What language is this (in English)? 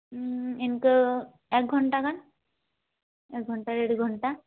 Santali